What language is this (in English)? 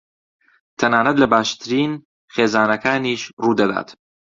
Central Kurdish